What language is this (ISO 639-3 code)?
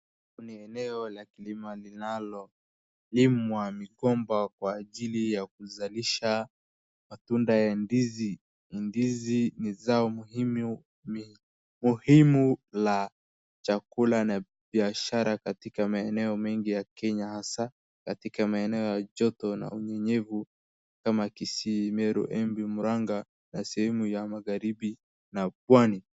swa